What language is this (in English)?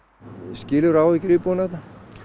Icelandic